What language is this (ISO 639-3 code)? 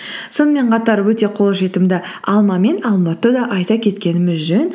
kaz